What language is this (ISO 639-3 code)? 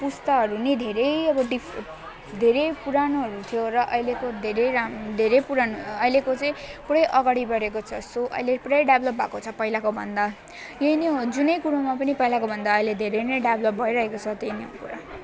nep